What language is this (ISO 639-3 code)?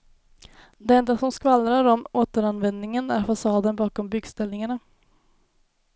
swe